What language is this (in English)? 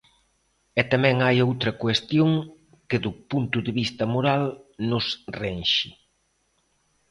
Galician